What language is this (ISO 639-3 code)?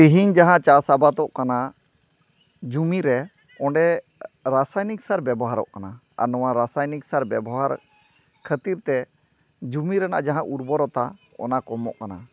sat